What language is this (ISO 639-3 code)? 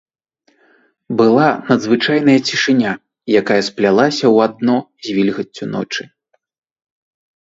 bel